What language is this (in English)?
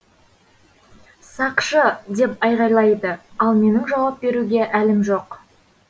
Kazakh